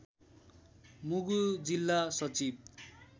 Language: Nepali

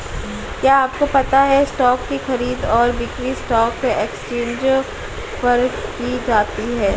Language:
Hindi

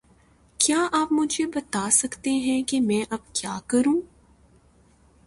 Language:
Urdu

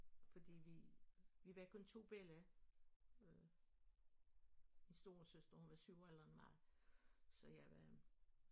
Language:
Danish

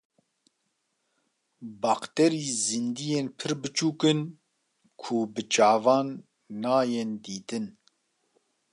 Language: Kurdish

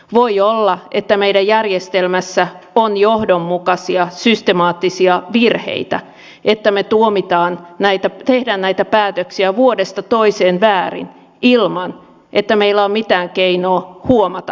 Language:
Finnish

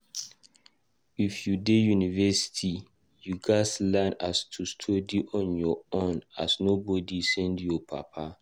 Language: Nigerian Pidgin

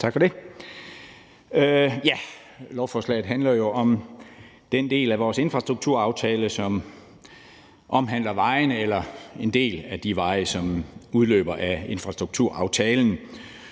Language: Danish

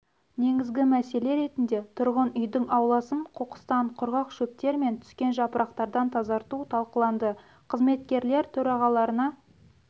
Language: Kazakh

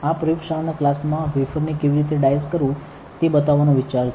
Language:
Gujarati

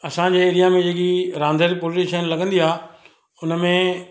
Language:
Sindhi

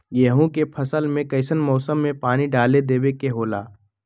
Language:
Magahi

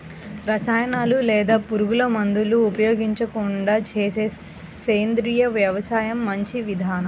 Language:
Telugu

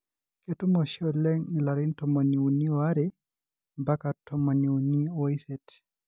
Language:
Masai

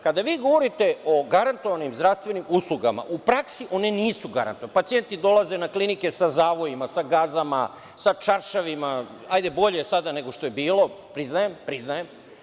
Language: Serbian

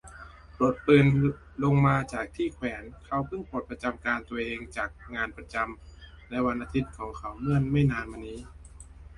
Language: Thai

